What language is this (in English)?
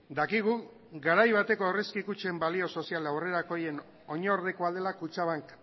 Basque